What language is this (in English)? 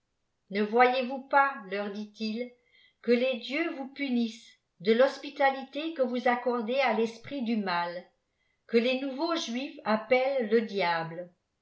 French